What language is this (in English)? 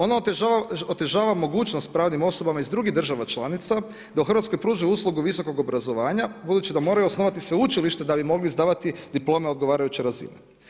Croatian